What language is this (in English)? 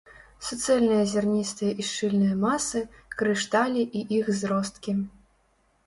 Belarusian